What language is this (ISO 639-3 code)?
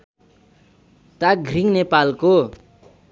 nep